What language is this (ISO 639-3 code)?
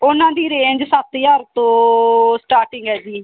pan